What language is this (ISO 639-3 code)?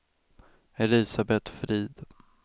swe